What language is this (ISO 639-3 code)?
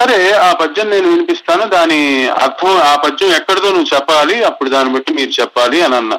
tel